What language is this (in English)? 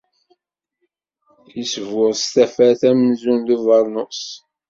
Kabyle